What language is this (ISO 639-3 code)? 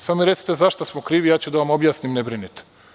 srp